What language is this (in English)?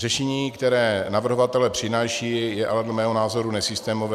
Czech